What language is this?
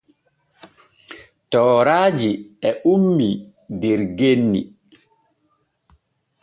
Borgu Fulfulde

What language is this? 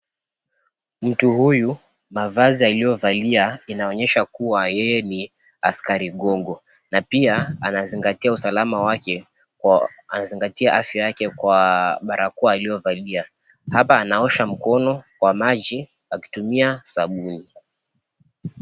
Swahili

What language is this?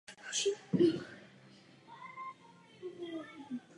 Czech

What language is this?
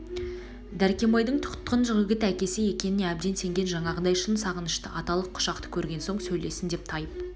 Kazakh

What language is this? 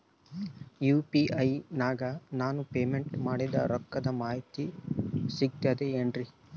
Kannada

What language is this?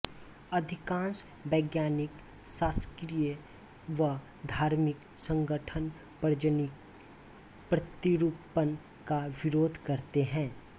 Hindi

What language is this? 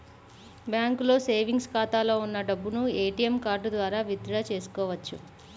Telugu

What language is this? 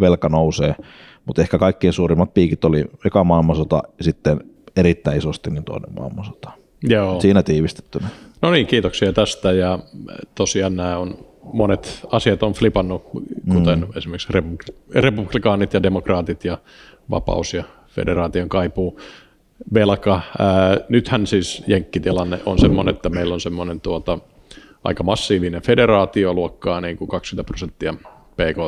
Finnish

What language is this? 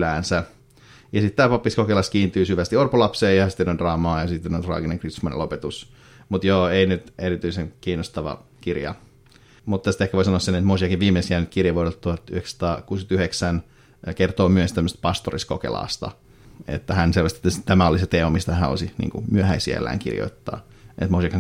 Finnish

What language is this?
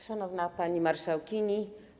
Polish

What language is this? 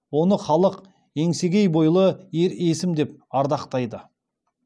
Kazakh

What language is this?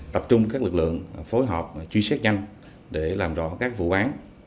Vietnamese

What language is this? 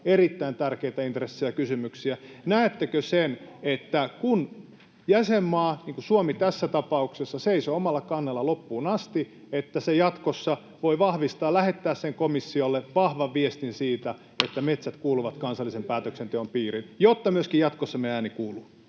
Finnish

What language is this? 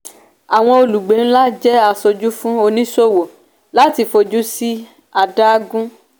Yoruba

